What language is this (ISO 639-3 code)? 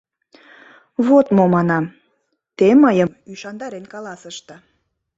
chm